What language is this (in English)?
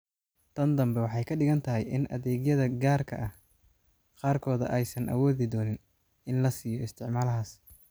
Somali